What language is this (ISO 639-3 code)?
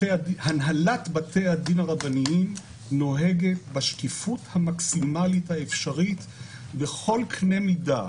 heb